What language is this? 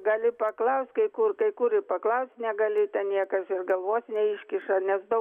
Lithuanian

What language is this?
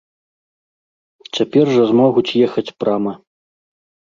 Belarusian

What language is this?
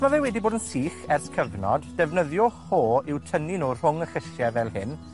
Welsh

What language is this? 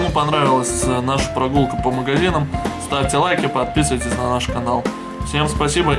Russian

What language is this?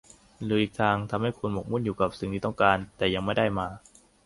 Thai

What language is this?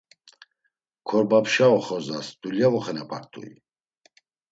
Laz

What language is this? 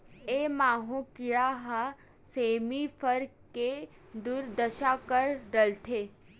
Chhattisgarhi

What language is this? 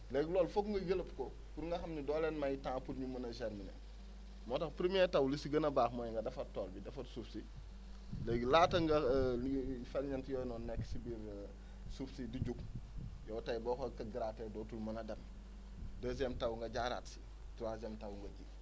Wolof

